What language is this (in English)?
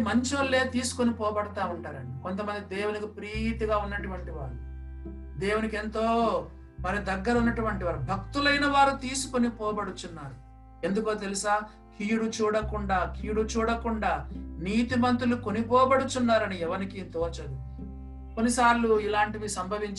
Telugu